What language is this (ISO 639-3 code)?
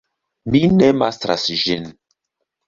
epo